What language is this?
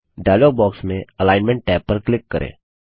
Hindi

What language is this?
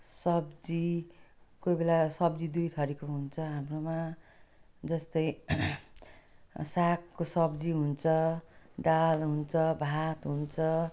Nepali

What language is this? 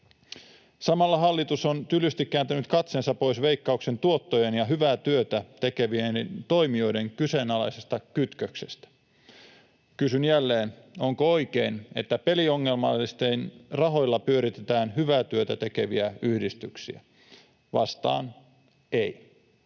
Finnish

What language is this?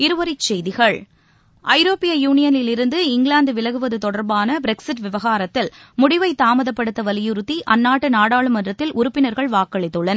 Tamil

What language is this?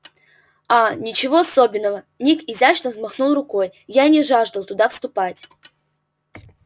Russian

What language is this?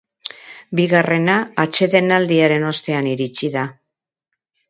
Basque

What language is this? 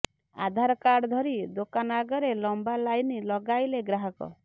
Odia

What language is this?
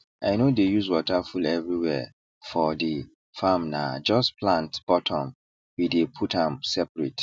Nigerian Pidgin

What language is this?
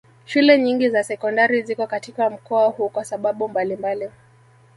Swahili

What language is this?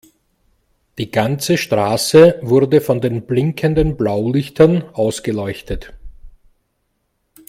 German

